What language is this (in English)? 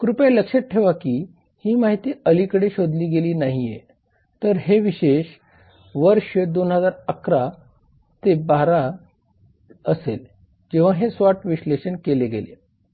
Marathi